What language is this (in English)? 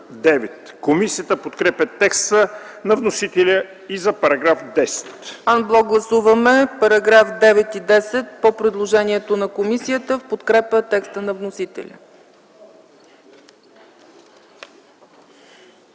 Bulgarian